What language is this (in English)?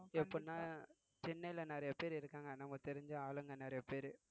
Tamil